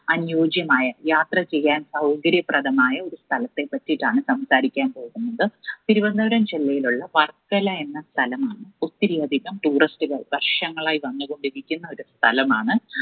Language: Malayalam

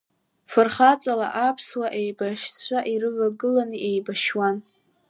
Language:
Abkhazian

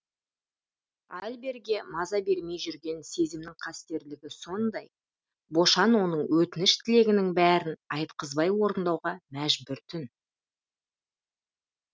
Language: Kazakh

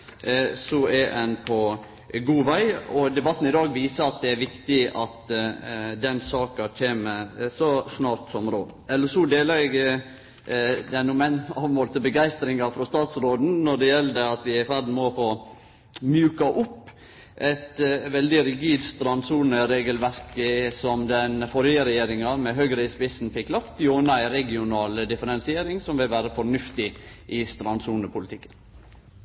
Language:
Norwegian Nynorsk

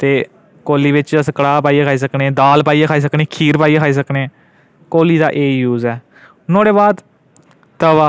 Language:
Dogri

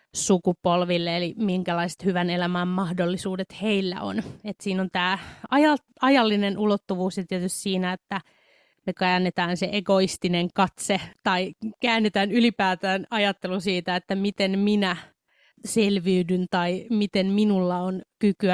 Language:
Finnish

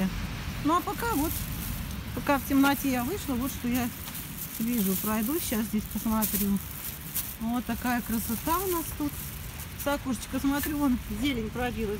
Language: Russian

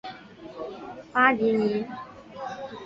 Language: Chinese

